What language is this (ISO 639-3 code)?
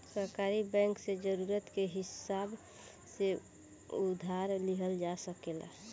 bho